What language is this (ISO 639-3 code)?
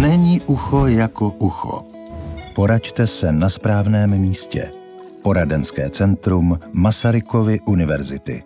ces